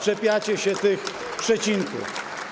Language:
Polish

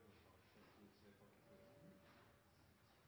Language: Norwegian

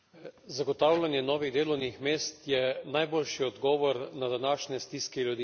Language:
Slovenian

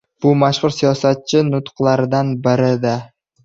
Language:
Uzbek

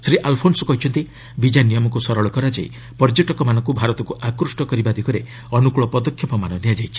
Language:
Odia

